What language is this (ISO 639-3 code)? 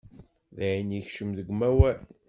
kab